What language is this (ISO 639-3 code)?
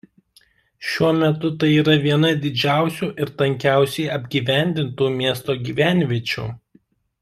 lit